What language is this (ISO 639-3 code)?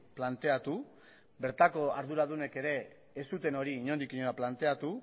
eus